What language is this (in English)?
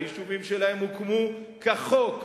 Hebrew